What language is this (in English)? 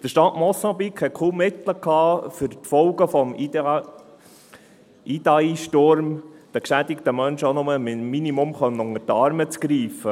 Swiss German